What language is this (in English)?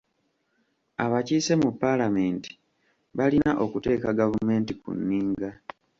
Ganda